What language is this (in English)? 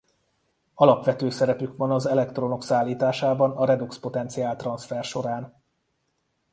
Hungarian